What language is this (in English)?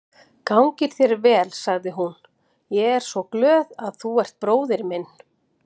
Icelandic